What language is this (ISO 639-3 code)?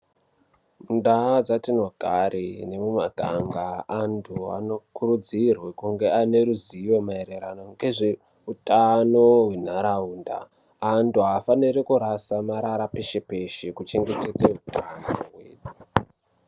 ndc